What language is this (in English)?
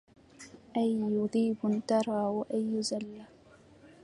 Arabic